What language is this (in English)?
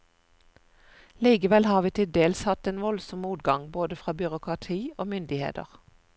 Norwegian